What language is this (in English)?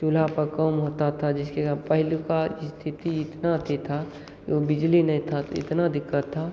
Hindi